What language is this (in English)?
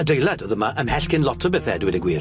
Welsh